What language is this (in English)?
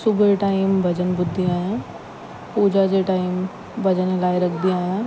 Sindhi